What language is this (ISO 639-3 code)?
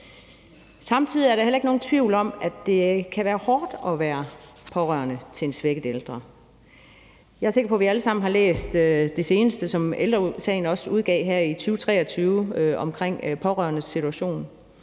dan